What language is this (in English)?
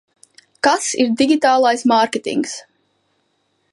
Latvian